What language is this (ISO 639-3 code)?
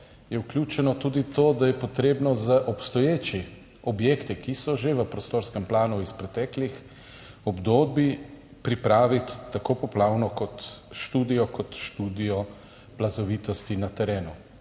slv